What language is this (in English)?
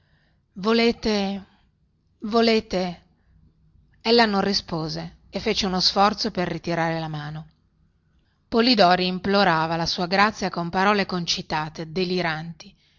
Italian